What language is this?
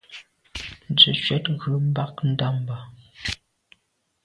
Medumba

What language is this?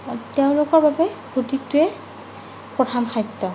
Assamese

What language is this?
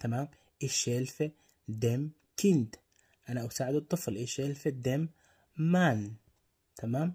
Arabic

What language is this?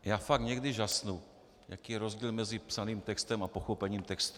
Czech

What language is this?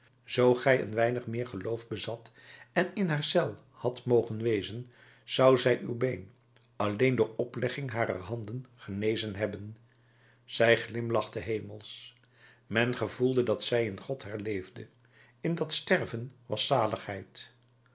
Dutch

